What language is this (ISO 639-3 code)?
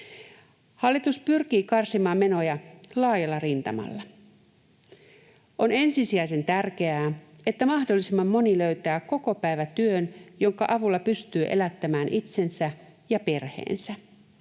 fin